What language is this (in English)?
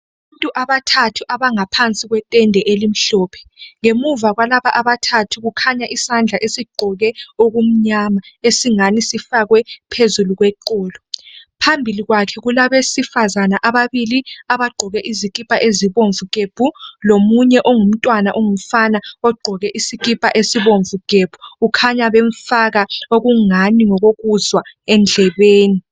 North Ndebele